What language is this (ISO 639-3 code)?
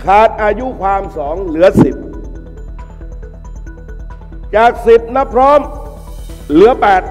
tha